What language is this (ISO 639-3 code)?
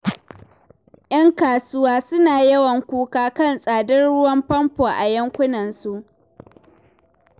hau